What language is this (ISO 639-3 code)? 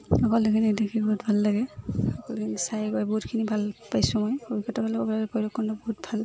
asm